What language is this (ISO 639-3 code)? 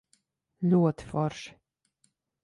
lav